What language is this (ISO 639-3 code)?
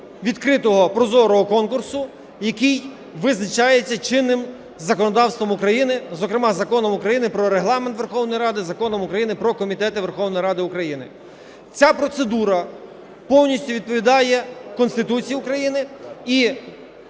ukr